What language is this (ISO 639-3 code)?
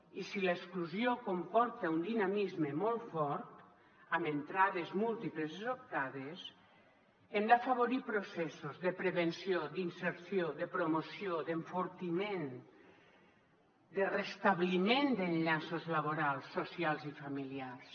cat